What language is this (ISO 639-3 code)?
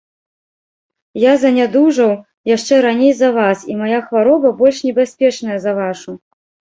bel